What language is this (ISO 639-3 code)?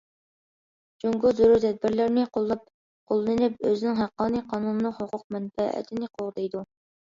uig